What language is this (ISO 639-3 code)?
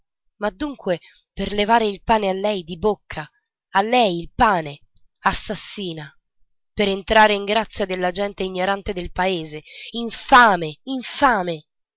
ita